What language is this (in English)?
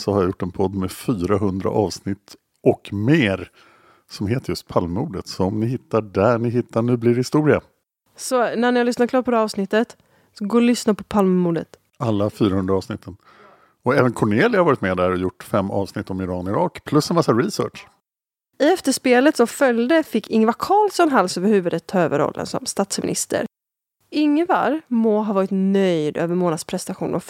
Swedish